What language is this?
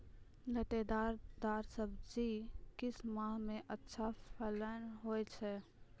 Maithili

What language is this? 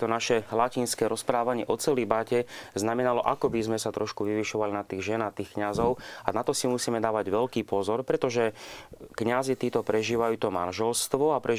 Slovak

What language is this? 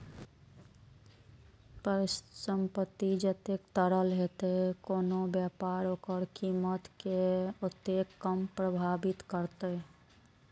Maithili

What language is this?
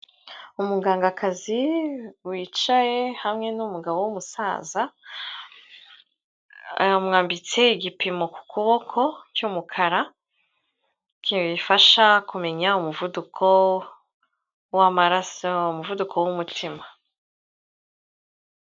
Kinyarwanda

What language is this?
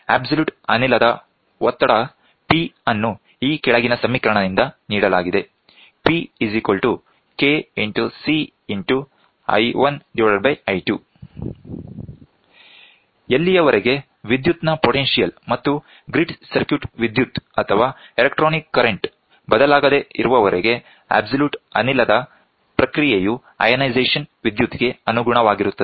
Kannada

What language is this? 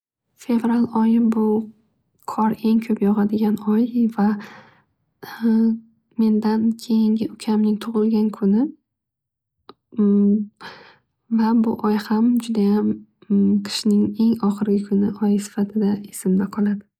Uzbek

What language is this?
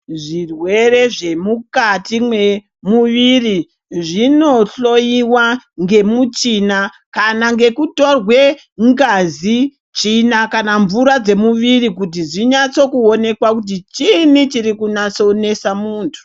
Ndau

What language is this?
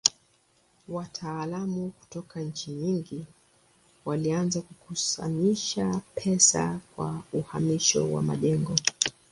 Swahili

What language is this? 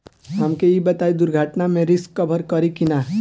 Bhojpuri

